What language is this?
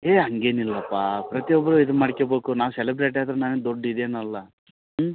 Kannada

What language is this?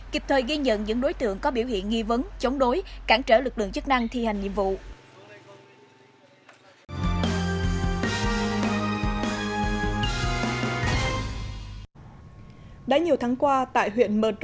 Vietnamese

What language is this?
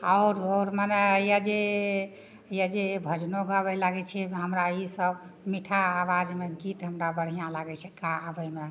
Maithili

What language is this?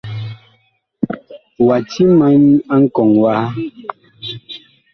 Bakoko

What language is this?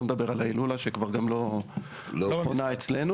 Hebrew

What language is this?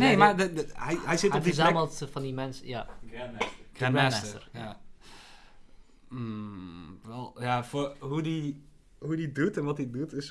Dutch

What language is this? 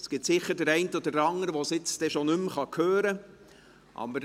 Swiss German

